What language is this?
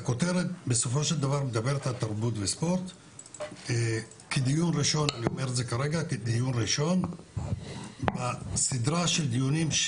Hebrew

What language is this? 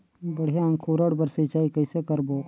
Chhattisgarhi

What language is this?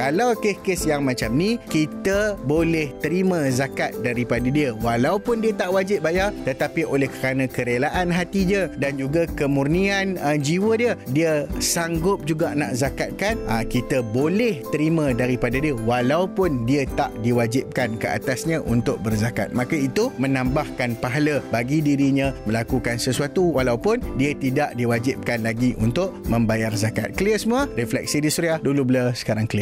Malay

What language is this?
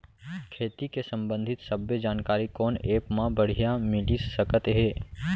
Chhattisgarhi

